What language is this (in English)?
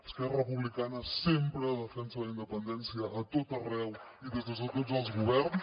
Catalan